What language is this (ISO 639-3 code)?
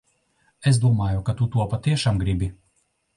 lav